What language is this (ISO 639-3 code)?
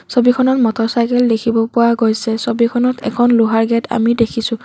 asm